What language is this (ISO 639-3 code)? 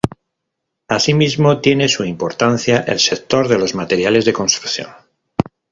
spa